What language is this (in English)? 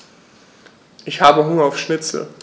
German